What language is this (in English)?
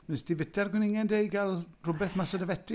Welsh